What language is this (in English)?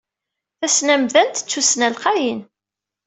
Kabyle